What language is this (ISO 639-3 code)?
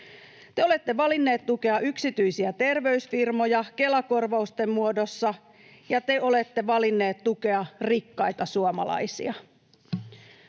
fin